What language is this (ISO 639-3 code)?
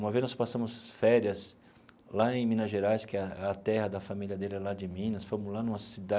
por